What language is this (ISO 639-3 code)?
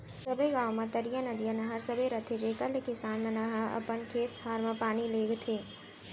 hne